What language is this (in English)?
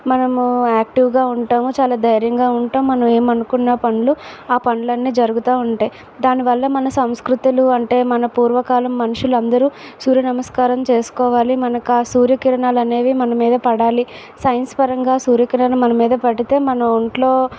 Telugu